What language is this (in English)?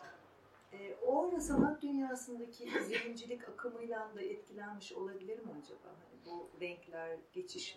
Turkish